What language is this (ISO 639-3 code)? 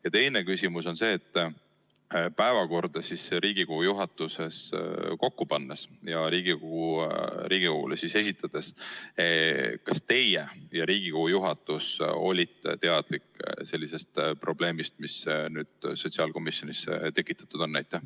est